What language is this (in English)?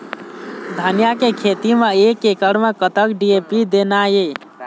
Chhattisgarhi